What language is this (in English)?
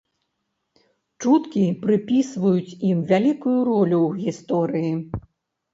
Belarusian